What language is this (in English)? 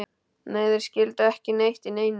Icelandic